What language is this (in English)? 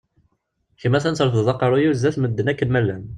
Kabyle